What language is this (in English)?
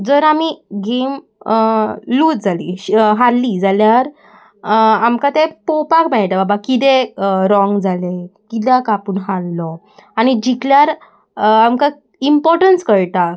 Konkani